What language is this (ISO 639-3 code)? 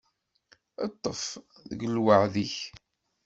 kab